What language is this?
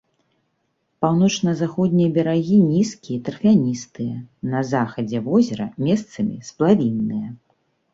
Belarusian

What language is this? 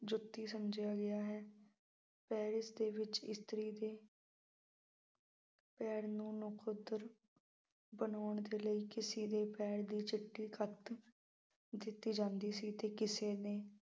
Punjabi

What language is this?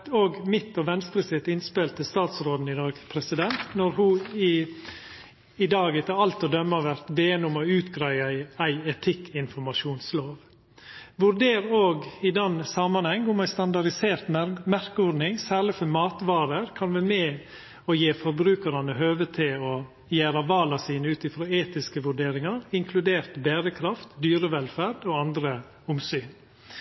Norwegian Nynorsk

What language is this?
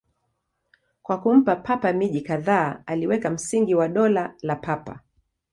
Swahili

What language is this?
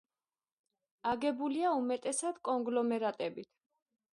Georgian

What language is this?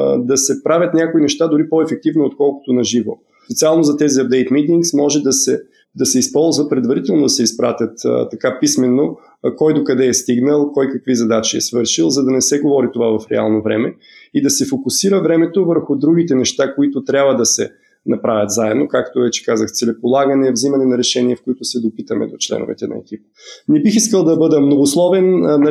Bulgarian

